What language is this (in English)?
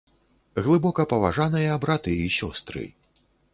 Belarusian